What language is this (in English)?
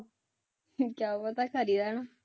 Punjabi